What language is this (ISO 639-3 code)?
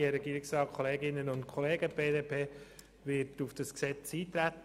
gsw